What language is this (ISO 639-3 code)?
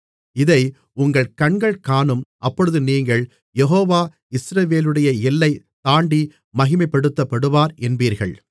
tam